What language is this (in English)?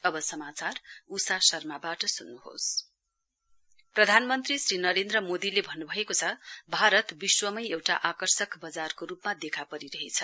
Nepali